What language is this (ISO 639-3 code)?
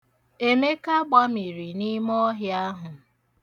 ibo